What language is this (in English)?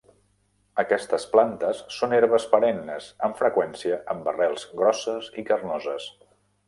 Catalan